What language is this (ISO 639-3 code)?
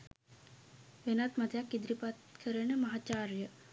sin